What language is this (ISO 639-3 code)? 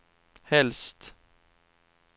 swe